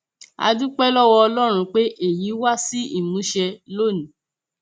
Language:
Yoruba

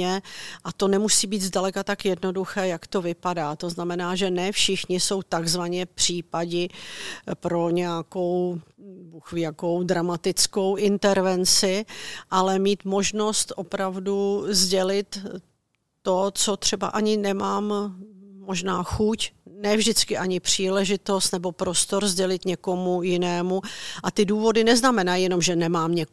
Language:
Czech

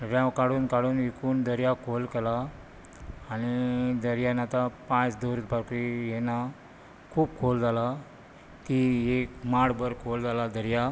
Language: Konkani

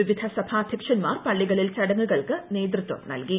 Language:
Malayalam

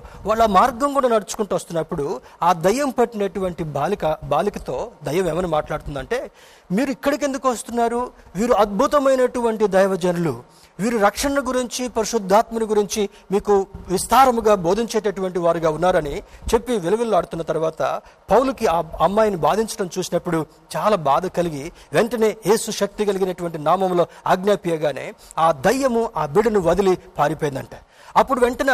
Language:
Telugu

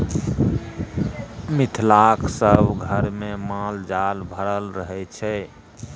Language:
Maithili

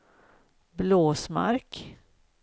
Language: Swedish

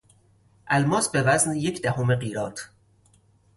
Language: Persian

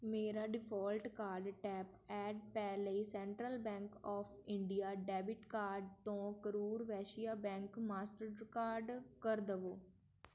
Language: Punjabi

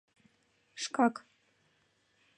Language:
Mari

